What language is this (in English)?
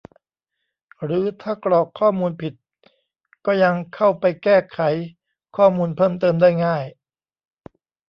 Thai